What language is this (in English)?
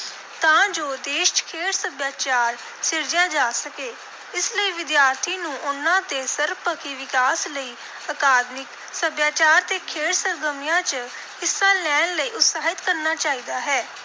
Punjabi